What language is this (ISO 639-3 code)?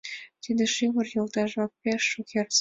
chm